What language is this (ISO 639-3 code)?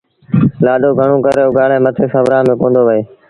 sbn